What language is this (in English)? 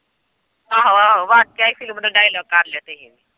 Punjabi